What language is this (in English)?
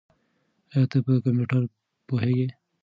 Pashto